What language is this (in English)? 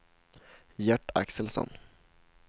Swedish